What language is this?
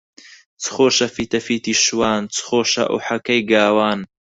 Central Kurdish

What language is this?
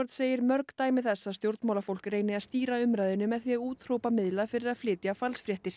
Icelandic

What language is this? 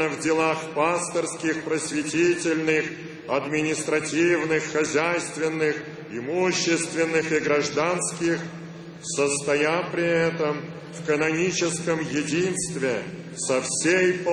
Russian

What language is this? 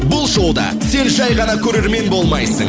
Kazakh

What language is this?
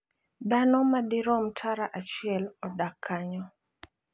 Luo (Kenya and Tanzania)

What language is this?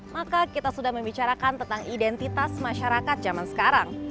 Indonesian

